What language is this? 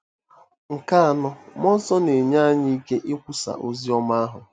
Igbo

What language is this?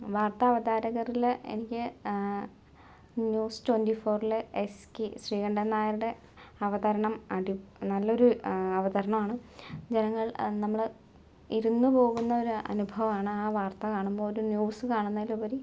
Malayalam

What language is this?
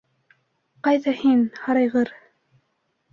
Bashkir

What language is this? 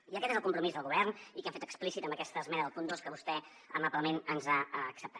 Catalan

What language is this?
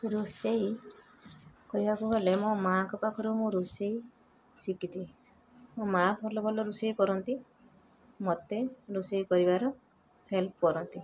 Odia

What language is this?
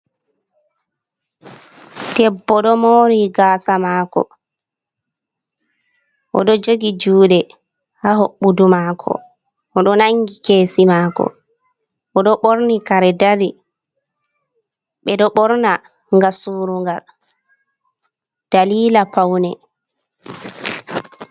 Fula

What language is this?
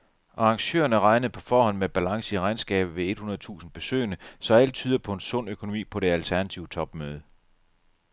Danish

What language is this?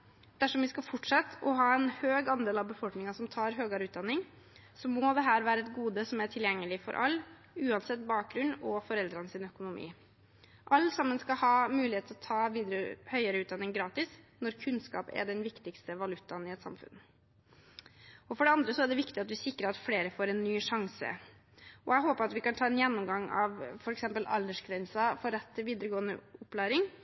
Norwegian Bokmål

